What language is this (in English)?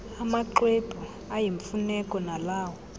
Xhosa